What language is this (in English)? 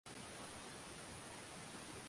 Swahili